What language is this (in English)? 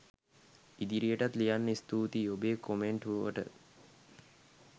Sinhala